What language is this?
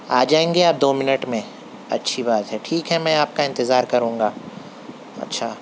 Urdu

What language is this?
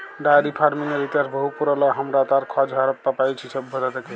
Bangla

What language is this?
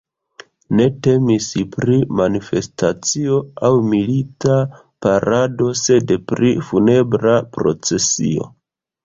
Esperanto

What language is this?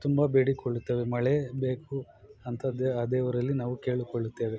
Kannada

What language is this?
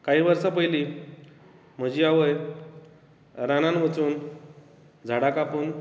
Konkani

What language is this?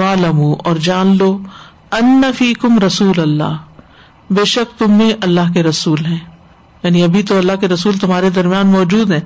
Urdu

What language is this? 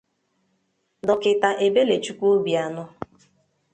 Igbo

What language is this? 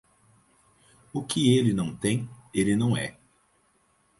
Portuguese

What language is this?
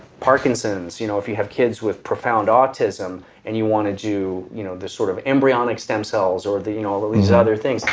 English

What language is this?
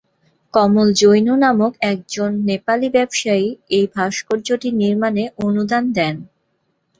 Bangla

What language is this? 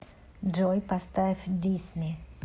Russian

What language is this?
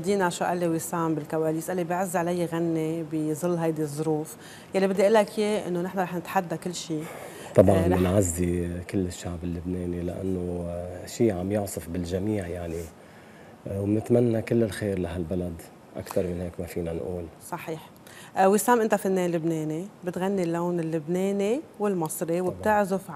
Arabic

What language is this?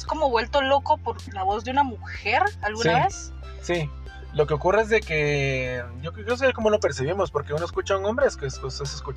Spanish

